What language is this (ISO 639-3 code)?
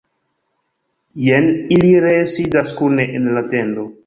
epo